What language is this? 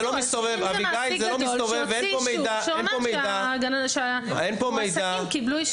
Hebrew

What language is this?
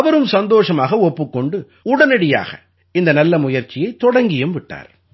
Tamil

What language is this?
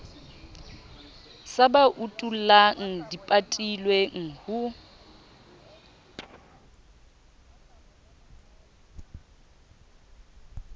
Southern Sotho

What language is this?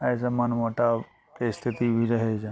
Maithili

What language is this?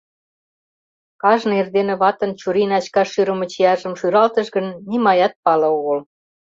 Mari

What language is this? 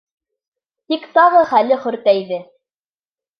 Bashkir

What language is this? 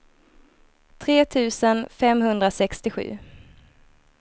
Swedish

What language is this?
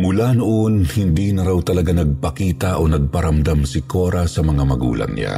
Filipino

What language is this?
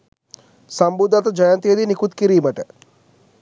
Sinhala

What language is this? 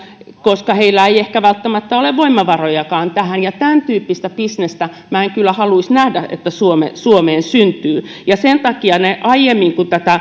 Finnish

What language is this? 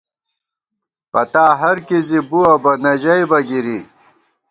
Gawar-Bati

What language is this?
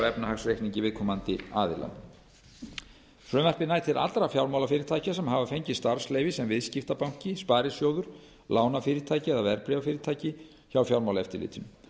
Icelandic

